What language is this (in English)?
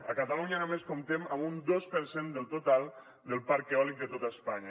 Catalan